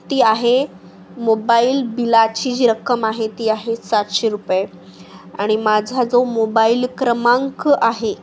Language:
Marathi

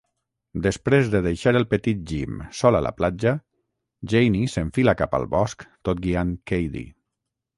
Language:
Catalan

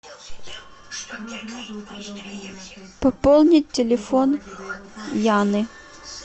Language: Russian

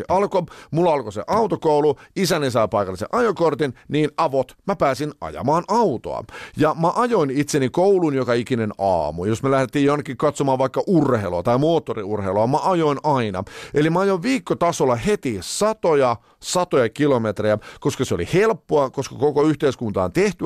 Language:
Finnish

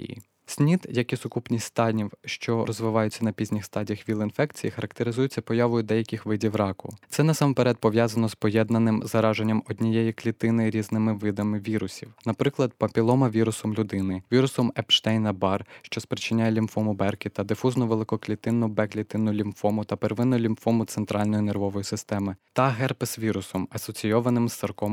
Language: Ukrainian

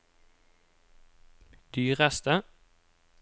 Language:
Norwegian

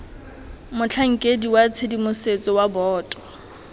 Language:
Tswana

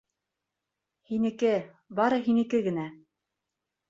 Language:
Bashkir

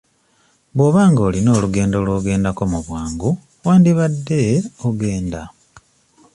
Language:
Ganda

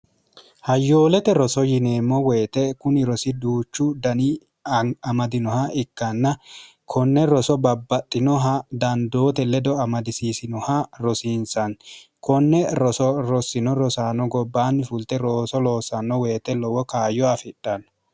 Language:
Sidamo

